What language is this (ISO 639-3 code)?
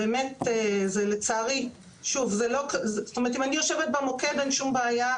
heb